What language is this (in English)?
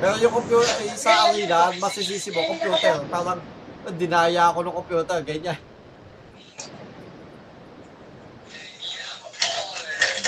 Filipino